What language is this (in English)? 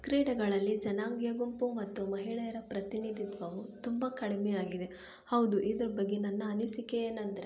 Kannada